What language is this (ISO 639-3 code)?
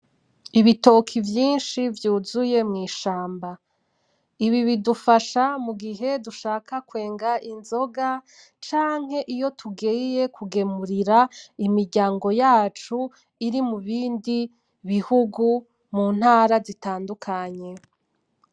run